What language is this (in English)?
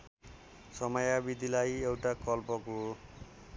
Nepali